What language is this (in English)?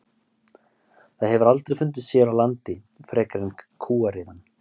Icelandic